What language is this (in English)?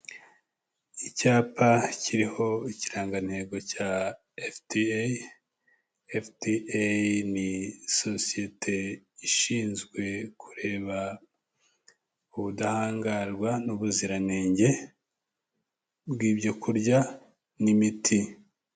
Kinyarwanda